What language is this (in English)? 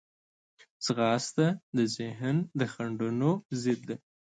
Pashto